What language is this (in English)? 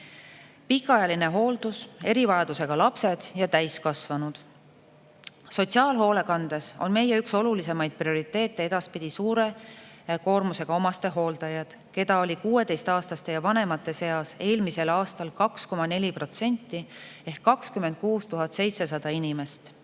Estonian